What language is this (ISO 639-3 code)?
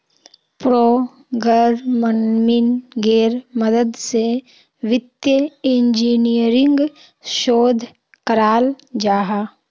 mag